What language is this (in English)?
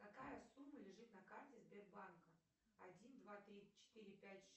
Russian